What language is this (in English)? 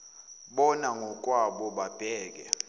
Zulu